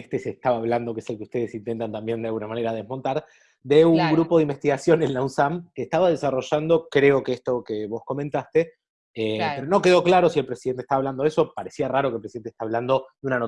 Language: Spanish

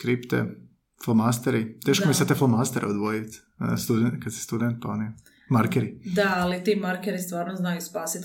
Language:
Croatian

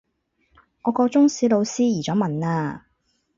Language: Cantonese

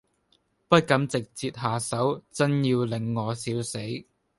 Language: Cantonese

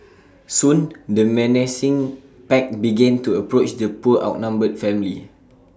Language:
English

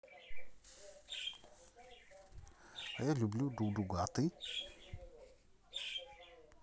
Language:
Russian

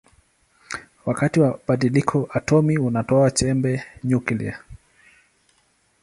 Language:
Swahili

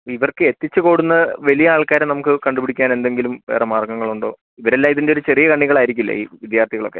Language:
Malayalam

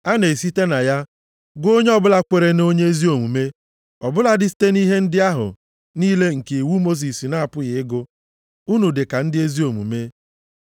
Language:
Igbo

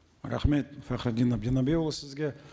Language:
Kazakh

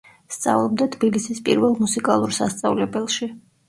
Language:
Georgian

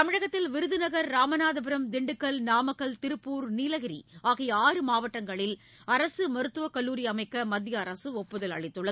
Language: Tamil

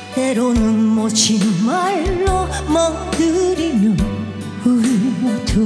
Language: Korean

